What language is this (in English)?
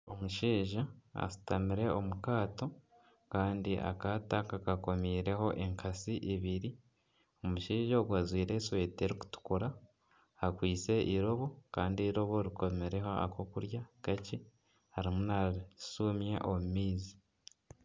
Nyankole